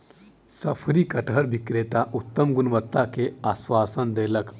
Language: Maithili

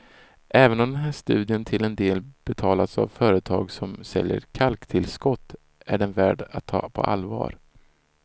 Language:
Swedish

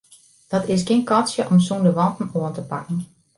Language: Western Frisian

